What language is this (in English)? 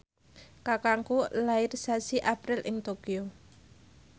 Javanese